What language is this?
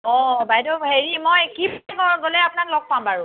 Assamese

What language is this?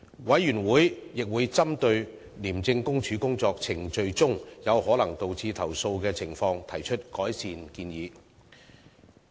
Cantonese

